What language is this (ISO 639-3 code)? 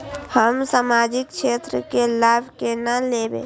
mai